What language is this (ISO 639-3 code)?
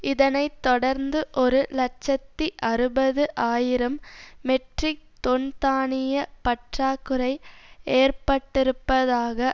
tam